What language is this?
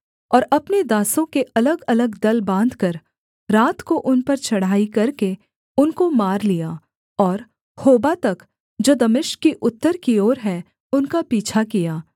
Hindi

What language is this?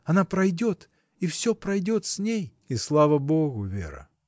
Russian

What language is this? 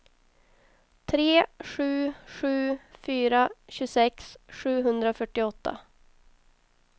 Swedish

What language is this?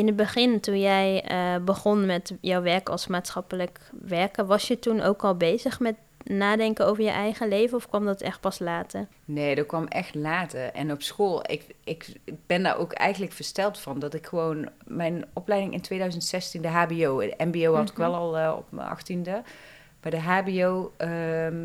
Dutch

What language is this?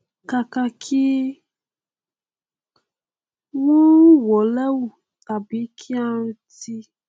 Yoruba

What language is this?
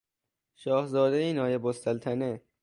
Persian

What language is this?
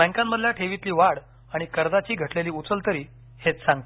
Marathi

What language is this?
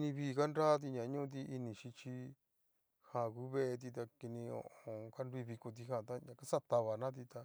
Cacaloxtepec Mixtec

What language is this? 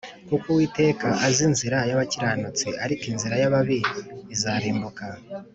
Kinyarwanda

